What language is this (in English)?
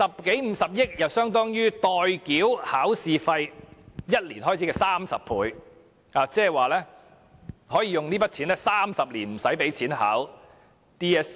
Cantonese